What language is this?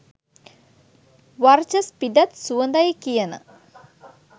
Sinhala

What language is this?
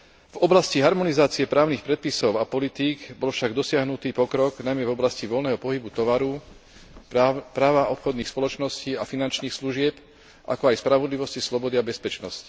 Slovak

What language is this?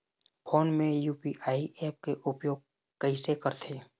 Chhattisgarhi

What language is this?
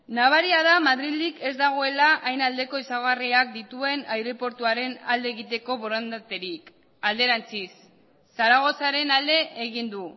Basque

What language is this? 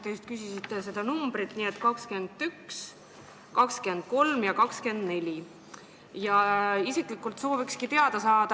Estonian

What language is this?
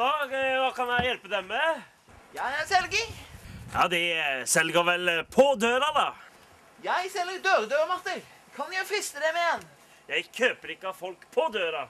Dutch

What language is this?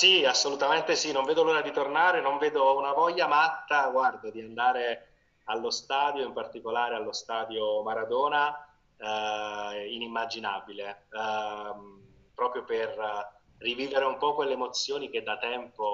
Italian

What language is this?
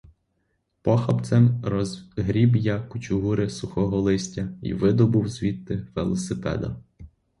Ukrainian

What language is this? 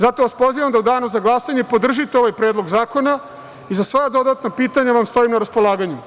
Serbian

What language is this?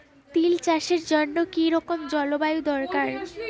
Bangla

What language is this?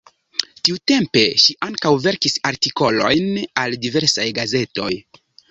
Esperanto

